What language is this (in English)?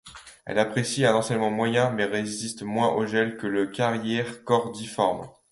French